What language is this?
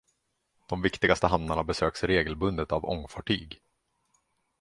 Swedish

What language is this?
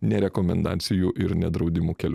Lithuanian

